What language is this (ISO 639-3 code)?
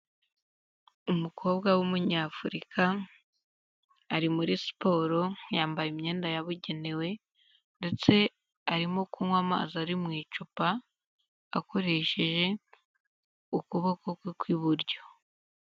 kin